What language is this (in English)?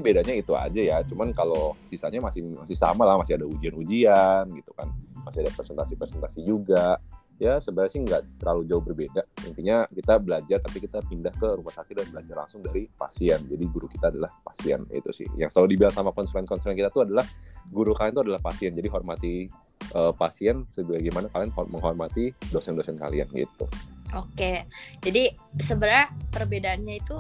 Indonesian